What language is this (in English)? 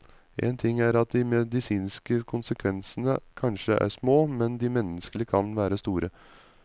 Norwegian